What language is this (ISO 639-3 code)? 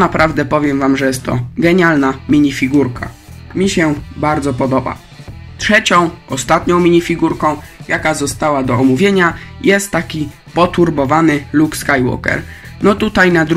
pol